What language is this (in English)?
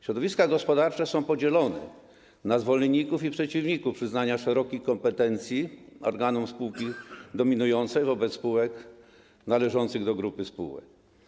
Polish